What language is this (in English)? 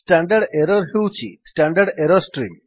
Odia